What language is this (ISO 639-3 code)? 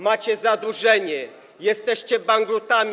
pol